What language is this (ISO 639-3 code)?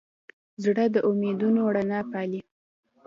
pus